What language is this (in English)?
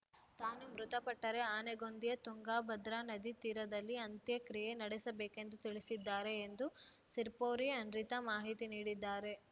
Kannada